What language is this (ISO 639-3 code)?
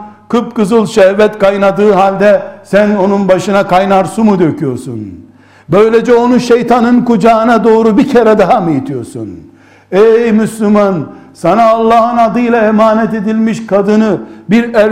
tur